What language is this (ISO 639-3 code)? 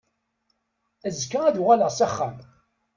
kab